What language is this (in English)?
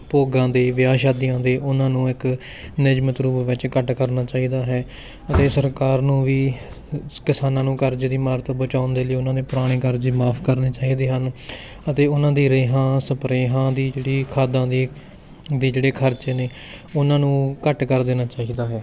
Punjabi